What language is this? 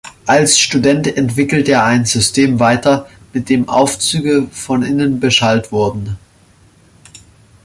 German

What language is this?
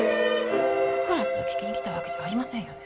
Japanese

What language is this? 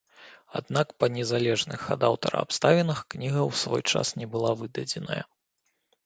Belarusian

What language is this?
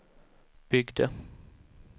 Swedish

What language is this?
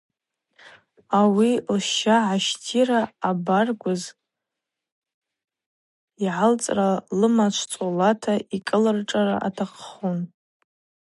Abaza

